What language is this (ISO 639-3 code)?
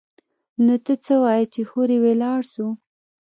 pus